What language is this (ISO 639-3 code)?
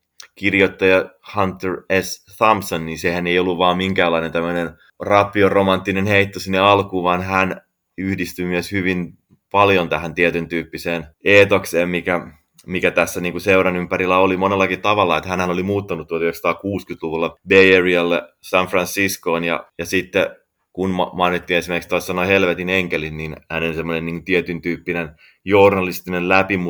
fin